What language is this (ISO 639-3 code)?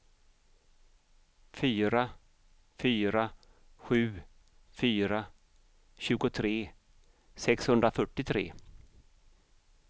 swe